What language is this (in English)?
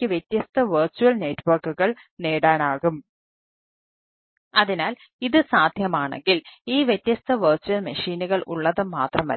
Malayalam